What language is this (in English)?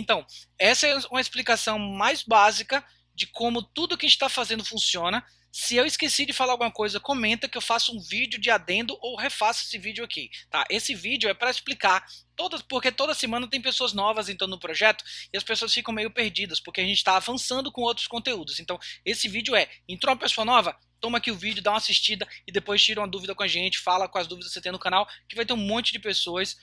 Portuguese